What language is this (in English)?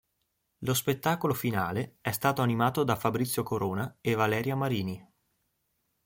Italian